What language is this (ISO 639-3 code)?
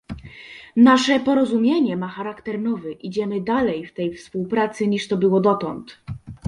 pol